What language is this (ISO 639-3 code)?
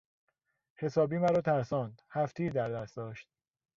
fas